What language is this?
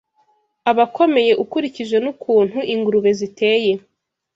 Kinyarwanda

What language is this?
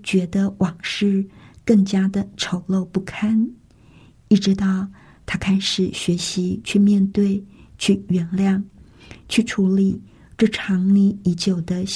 Chinese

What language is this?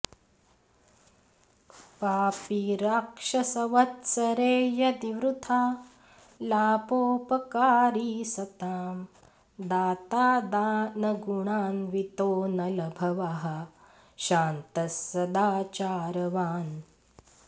Sanskrit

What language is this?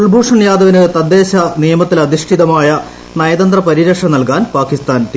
Malayalam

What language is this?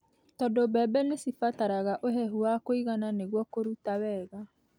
Kikuyu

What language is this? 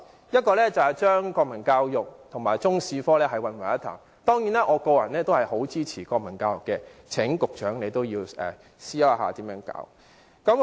Cantonese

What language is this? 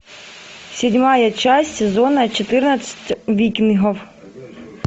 Russian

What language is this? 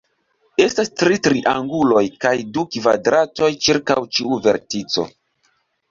Esperanto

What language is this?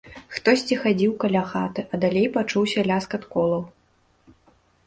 Belarusian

